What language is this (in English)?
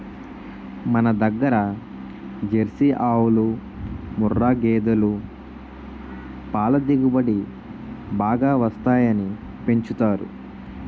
Telugu